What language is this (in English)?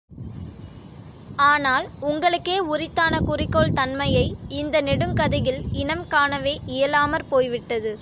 Tamil